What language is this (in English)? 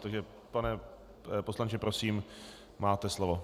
Czech